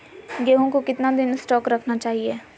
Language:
Magahi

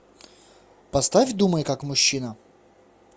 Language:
Russian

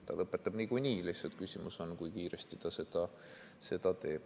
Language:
Estonian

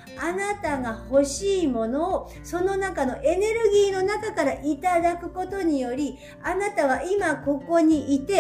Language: Japanese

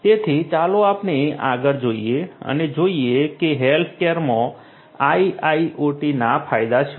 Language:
Gujarati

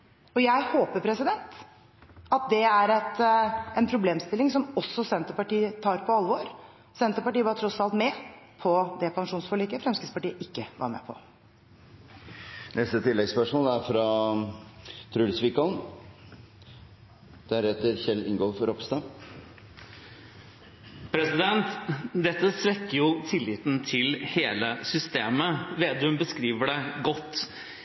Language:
Norwegian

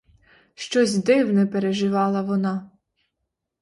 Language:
Ukrainian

